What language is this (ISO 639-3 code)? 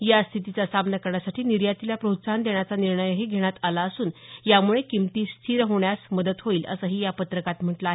mar